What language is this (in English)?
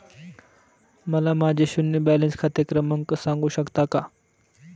Marathi